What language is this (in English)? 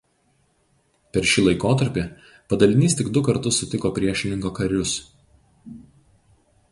Lithuanian